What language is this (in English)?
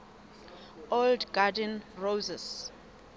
Southern Sotho